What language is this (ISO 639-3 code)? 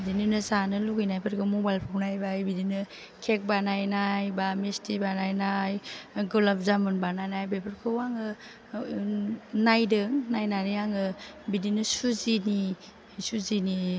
brx